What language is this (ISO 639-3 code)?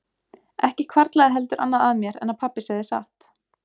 isl